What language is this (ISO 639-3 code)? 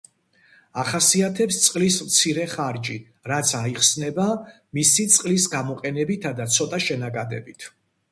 kat